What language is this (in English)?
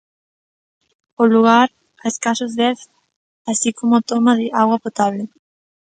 Galician